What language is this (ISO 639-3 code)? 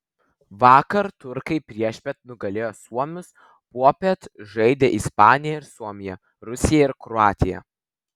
lit